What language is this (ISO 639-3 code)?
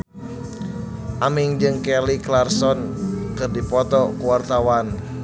sun